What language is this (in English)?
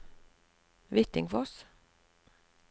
Norwegian